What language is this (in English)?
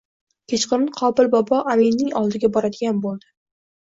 Uzbek